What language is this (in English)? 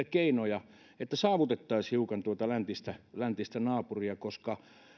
Finnish